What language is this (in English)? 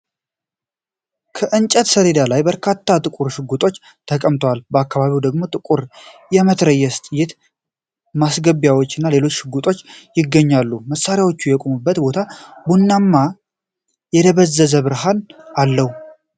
Amharic